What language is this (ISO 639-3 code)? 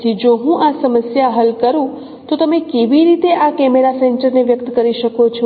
guj